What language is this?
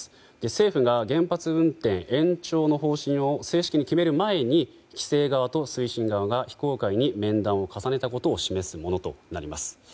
Japanese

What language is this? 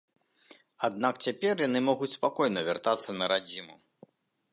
Belarusian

